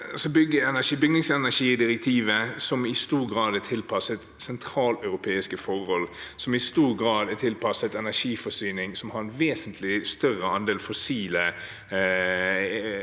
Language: Norwegian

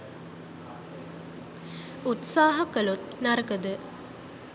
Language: Sinhala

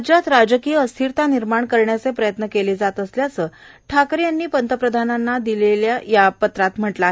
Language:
Marathi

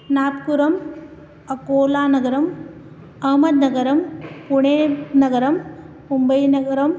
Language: Sanskrit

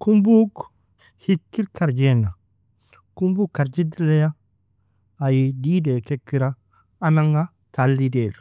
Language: Nobiin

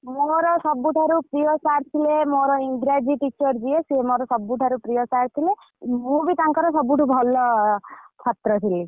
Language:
Odia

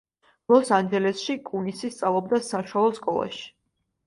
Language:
Georgian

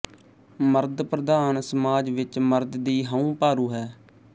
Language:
Punjabi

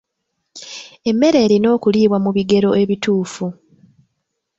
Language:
Ganda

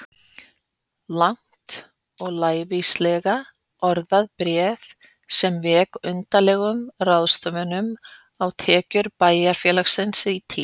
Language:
Icelandic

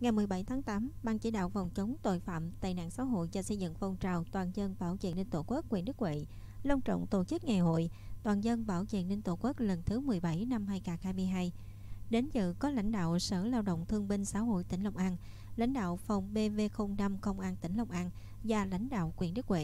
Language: Vietnamese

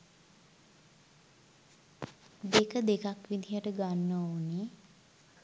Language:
Sinhala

